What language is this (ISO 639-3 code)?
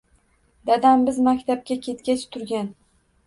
uzb